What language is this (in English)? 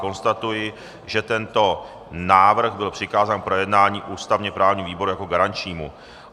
Czech